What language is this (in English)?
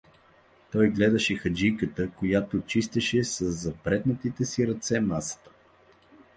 Bulgarian